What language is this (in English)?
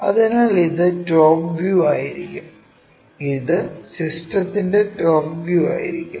Malayalam